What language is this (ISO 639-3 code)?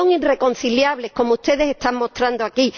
spa